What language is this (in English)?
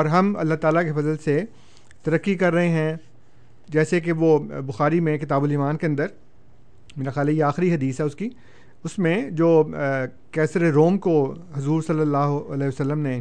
Urdu